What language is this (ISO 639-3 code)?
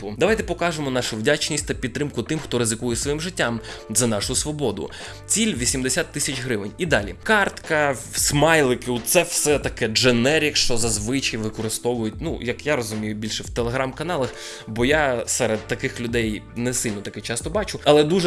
ukr